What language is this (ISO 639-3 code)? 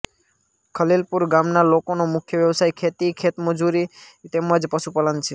guj